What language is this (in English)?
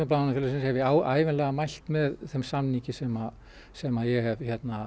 Icelandic